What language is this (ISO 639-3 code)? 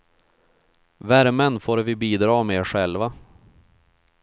swe